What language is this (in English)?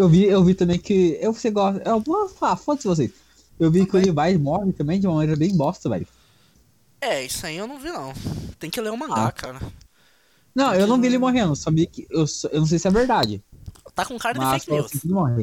Portuguese